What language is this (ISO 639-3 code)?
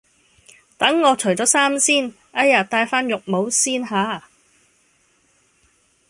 yue